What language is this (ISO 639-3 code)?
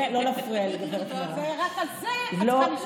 heb